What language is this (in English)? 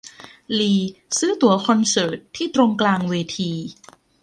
Thai